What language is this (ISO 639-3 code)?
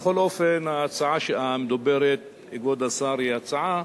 heb